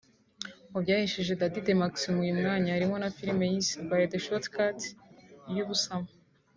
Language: Kinyarwanda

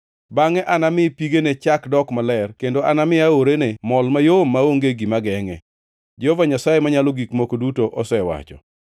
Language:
Luo (Kenya and Tanzania)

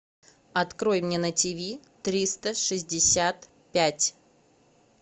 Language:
Russian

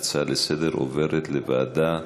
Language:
Hebrew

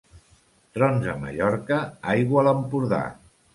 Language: Catalan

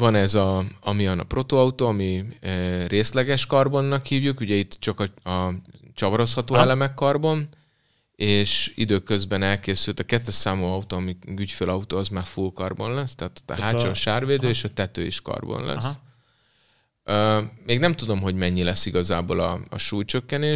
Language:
Hungarian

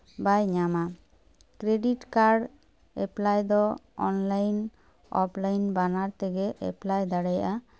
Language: Santali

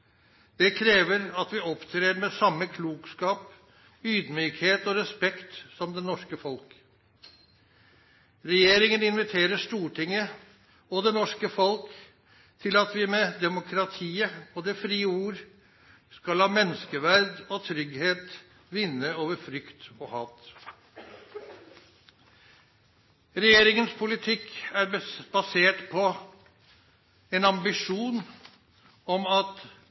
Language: Norwegian Nynorsk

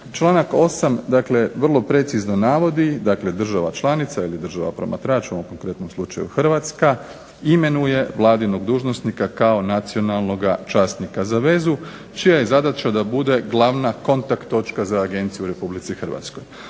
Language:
Croatian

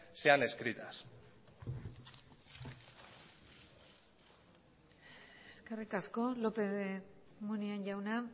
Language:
Basque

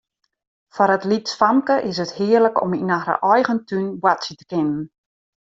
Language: Western Frisian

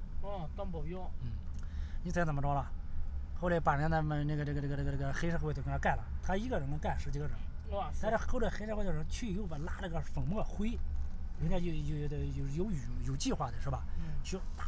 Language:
Chinese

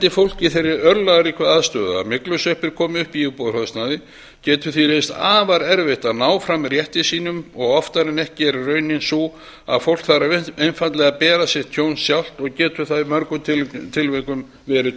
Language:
Icelandic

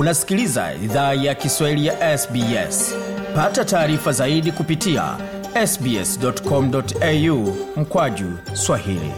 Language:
Swahili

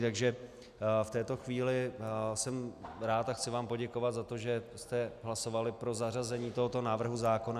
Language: Czech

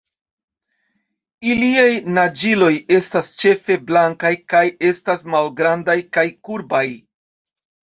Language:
Esperanto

